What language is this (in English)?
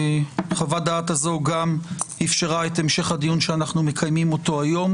Hebrew